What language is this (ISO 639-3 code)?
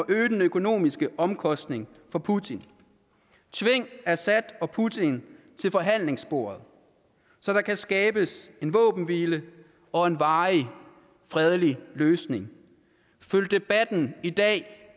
dan